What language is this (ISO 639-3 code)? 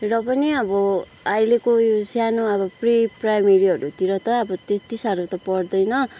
nep